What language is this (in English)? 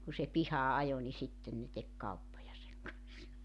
Finnish